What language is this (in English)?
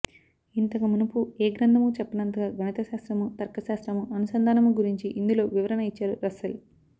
Telugu